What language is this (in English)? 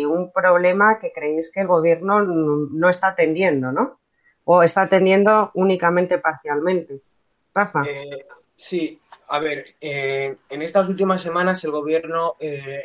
Spanish